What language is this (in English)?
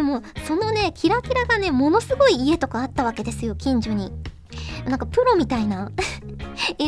Japanese